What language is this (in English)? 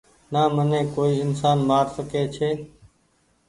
Goaria